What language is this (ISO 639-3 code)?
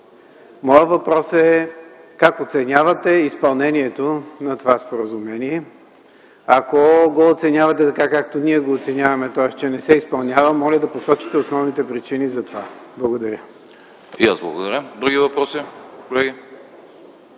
bul